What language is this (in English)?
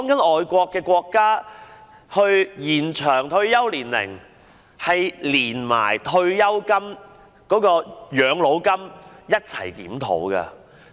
Cantonese